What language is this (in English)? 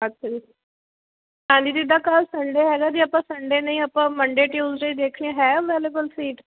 Punjabi